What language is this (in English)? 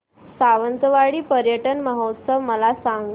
Marathi